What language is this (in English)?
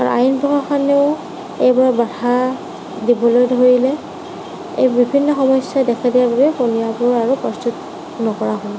Assamese